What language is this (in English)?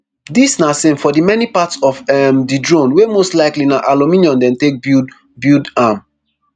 Nigerian Pidgin